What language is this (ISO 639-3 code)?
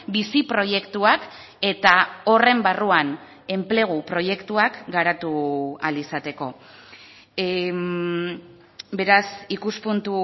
eus